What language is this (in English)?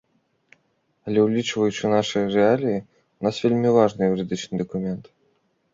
Belarusian